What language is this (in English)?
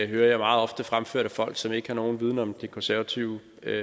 Danish